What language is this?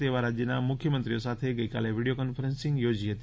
Gujarati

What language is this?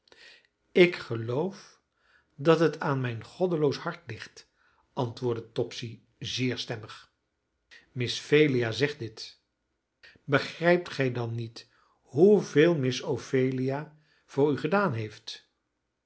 Dutch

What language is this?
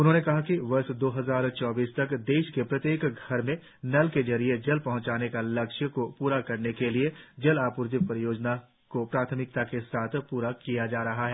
Hindi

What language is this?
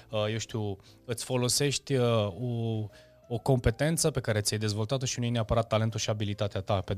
Romanian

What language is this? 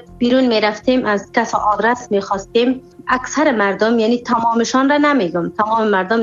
Persian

